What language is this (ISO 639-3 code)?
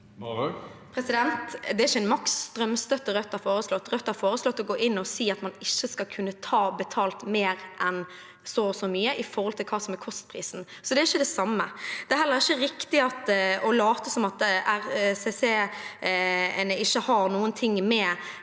nor